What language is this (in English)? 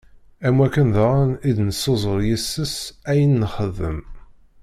Kabyle